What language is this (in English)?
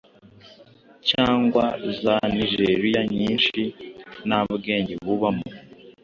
Kinyarwanda